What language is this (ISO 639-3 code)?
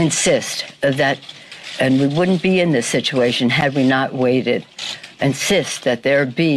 nld